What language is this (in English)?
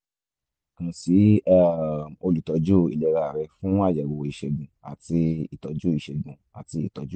Yoruba